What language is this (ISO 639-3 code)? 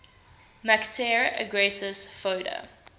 eng